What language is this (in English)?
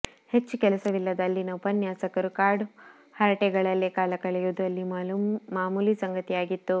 Kannada